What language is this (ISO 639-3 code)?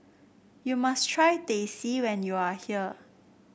eng